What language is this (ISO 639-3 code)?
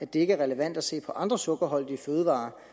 dan